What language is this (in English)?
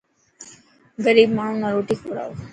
Dhatki